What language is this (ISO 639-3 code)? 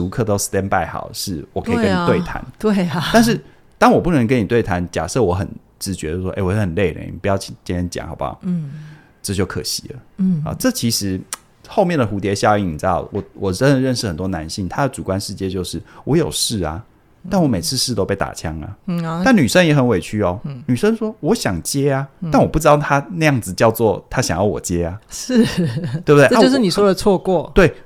zho